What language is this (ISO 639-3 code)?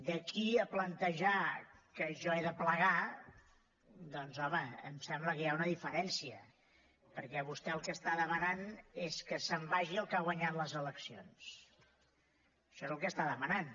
cat